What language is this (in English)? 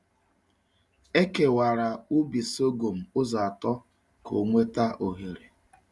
Igbo